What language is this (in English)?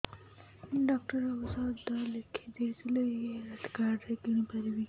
Odia